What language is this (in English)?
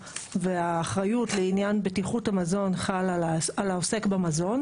Hebrew